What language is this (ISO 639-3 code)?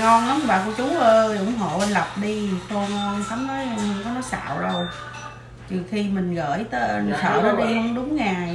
vie